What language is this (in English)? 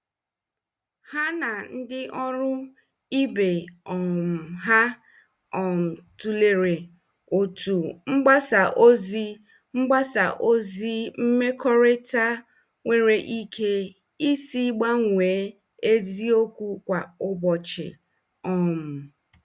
Igbo